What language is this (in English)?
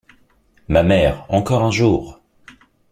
French